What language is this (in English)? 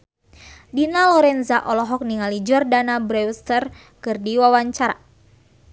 Sundanese